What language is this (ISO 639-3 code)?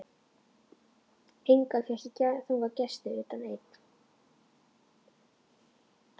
isl